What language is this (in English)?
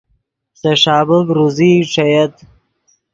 Yidgha